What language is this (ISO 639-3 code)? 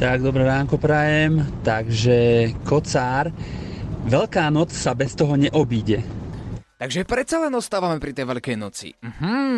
slk